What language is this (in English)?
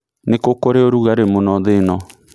Kikuyu